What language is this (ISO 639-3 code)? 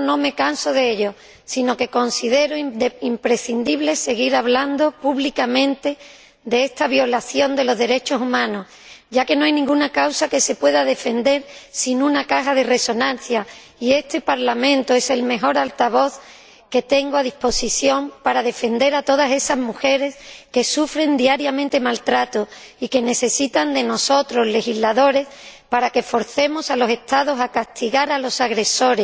spa